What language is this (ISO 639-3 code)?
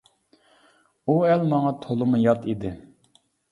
uig